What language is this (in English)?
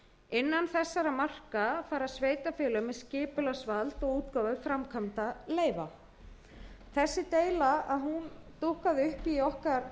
Icelandic